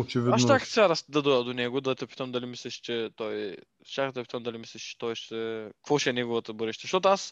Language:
Bulgarian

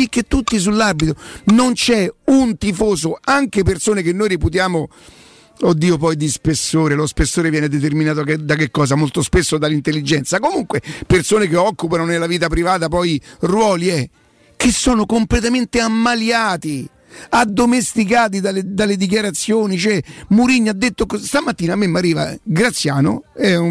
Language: Italian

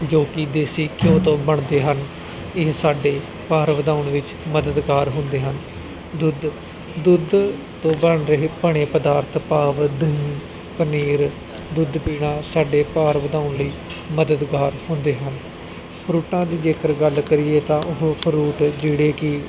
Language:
Punjabi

